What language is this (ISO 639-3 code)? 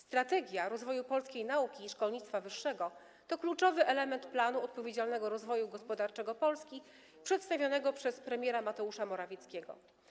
pol